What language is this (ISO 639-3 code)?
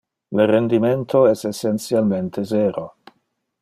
ina